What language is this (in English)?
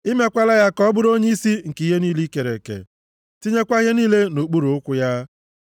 Igbo